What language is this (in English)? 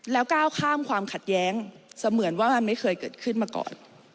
Thai